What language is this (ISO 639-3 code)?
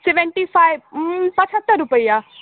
mai